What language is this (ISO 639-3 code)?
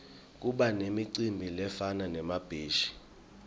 ssw